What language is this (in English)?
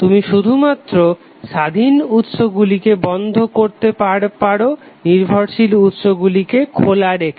Bangla